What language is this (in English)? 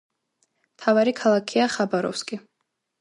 Georgian